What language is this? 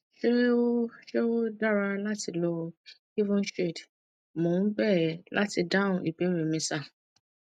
Yoruba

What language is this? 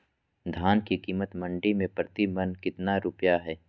Magahi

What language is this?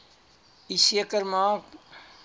Afrikaans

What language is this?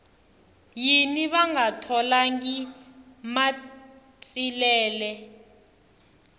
Tsonga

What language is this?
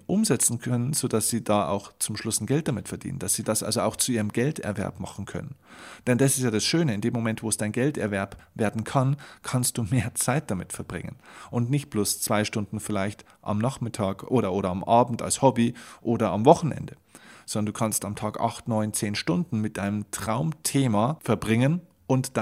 German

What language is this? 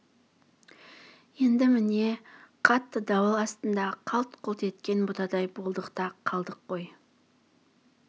Kazakh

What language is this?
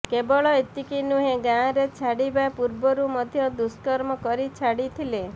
Odia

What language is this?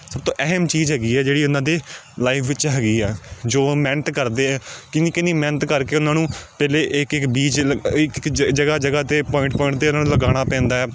Punjabi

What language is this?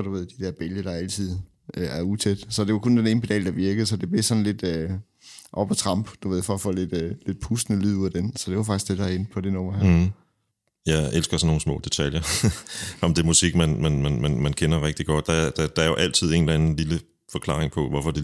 Danish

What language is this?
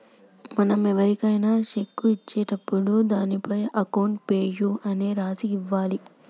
Telugu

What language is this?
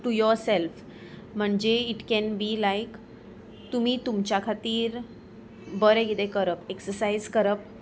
Konkani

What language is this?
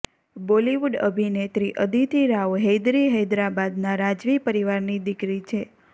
Gujarati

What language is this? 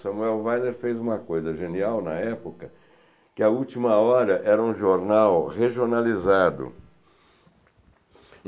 Portuguese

